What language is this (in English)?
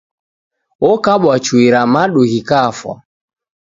Taita